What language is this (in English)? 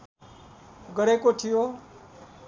Nepali